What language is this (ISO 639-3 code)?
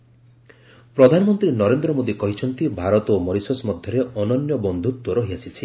ori